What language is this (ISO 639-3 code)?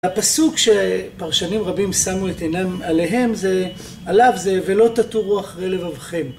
heb